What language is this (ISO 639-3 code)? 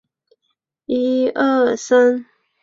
zho